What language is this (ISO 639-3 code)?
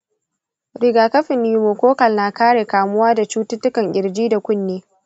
hau